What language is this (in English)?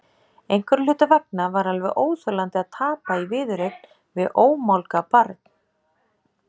Icelandic